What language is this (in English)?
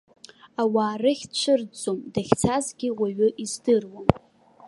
Abkhazian